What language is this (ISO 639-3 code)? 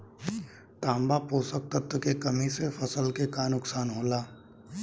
bho